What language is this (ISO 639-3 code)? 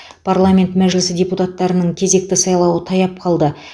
kaz